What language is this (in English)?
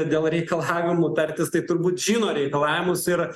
Lithuanian